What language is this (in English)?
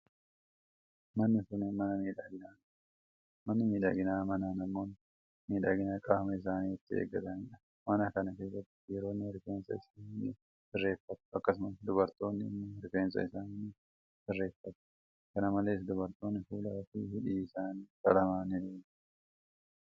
Oromo